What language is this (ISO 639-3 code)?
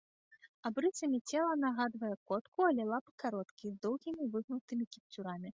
bel